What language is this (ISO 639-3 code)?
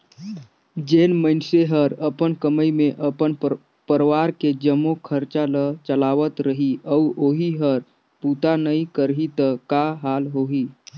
hne